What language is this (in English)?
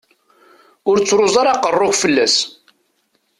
Kabyle